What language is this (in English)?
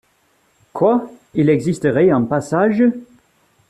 French